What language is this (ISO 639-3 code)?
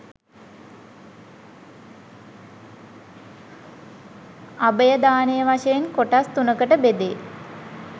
sin